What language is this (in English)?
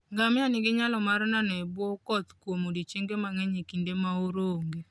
Luo (Kenya and Tanzania)